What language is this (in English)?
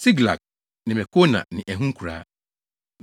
Akan